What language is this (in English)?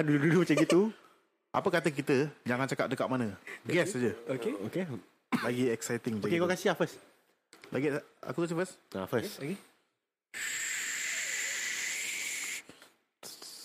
Malay